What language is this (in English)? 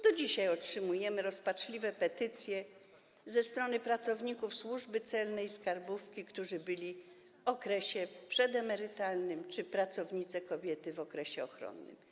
Polish